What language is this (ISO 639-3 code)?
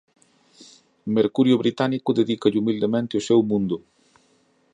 glg